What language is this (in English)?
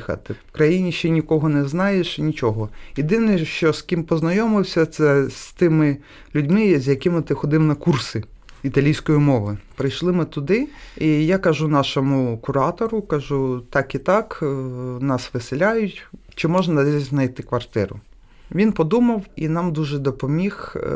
Ukrainian